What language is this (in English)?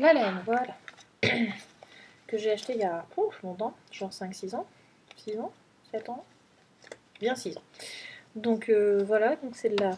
French